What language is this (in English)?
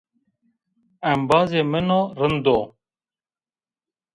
Zaza